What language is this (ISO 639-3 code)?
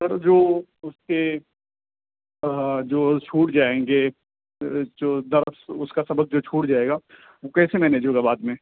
urd